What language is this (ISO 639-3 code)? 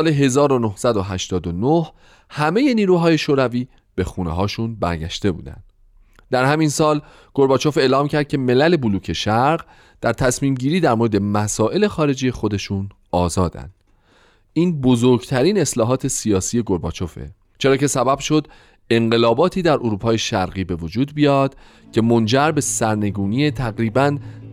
fas